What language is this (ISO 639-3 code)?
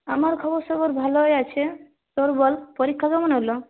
ben